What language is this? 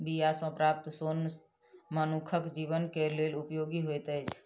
Maithili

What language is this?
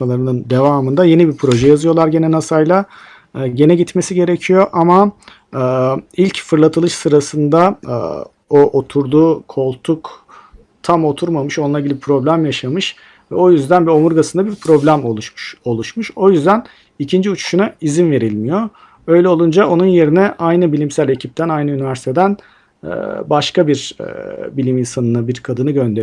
Turkish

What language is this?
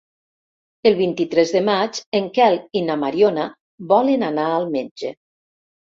Catalan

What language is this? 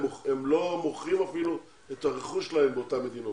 Hebrew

